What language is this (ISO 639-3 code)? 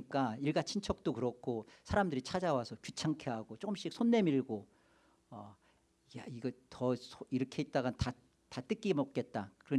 kor